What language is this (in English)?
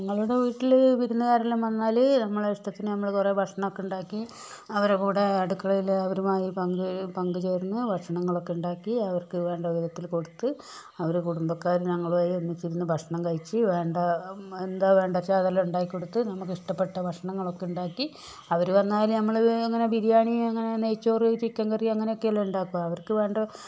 Malayalam